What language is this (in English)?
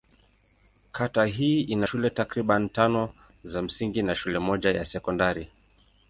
Swahili